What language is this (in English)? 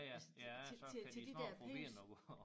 Danish